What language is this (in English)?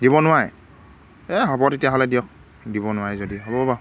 Assamese